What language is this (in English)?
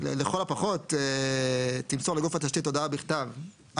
Hebrew